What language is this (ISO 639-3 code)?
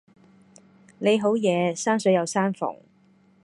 yue